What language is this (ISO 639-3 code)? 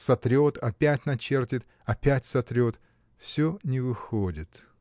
rus